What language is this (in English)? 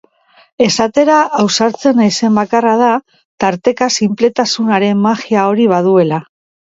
Basque